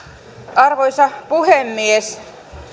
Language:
Finnish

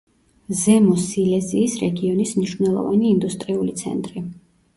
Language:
Georgian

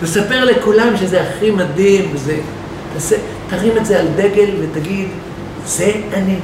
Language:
Hebrew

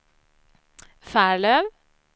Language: Swedish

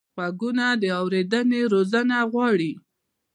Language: Pashto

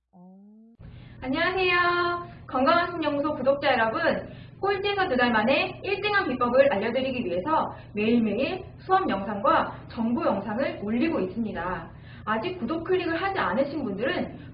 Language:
Korean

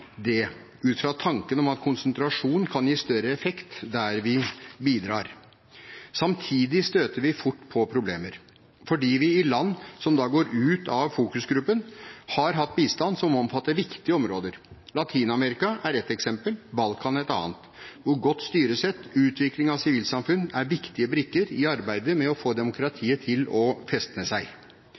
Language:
Norwegian Bokmål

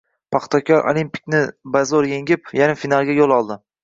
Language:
Uzbek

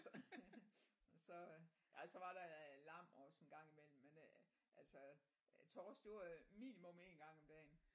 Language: Danish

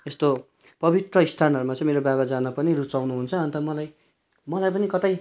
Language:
Nepali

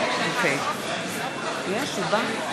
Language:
Hebrew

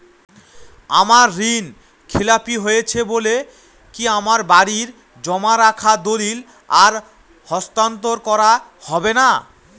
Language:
Bangla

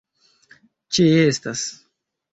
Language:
Esperanto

